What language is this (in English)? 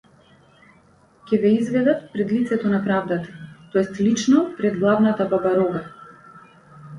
Macedonian